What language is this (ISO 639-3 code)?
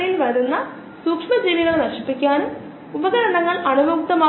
mal